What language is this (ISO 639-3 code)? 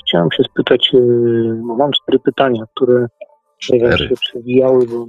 pol